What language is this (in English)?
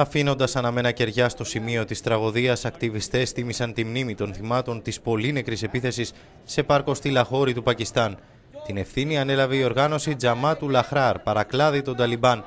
Greek